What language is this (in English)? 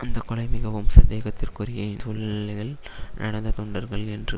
Tamil